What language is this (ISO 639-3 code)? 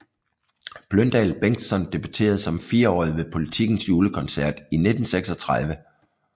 dan